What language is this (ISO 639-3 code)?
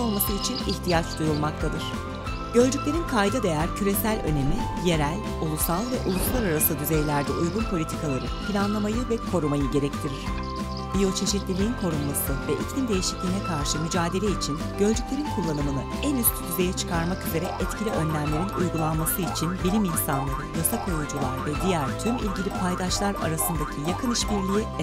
tur